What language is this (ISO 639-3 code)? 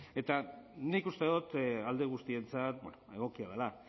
eus